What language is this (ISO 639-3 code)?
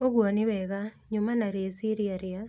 kik